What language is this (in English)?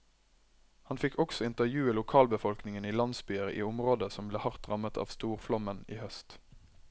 Norwegian